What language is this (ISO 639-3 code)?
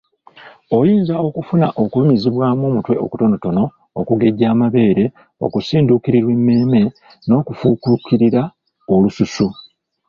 lug